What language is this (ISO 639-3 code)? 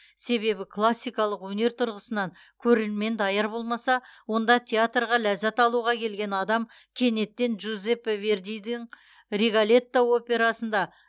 kaz